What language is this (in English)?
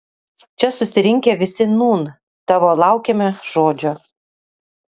Lithuanian